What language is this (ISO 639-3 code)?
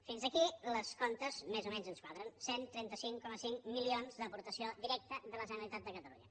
cat